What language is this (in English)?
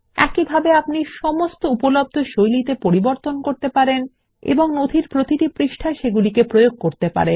Bangla